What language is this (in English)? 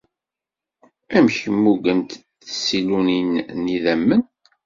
Kabyle